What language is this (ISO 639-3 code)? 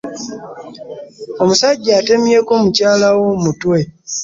lug